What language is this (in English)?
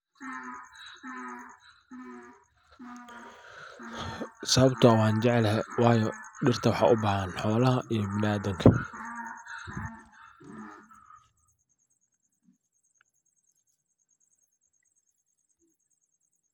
Somali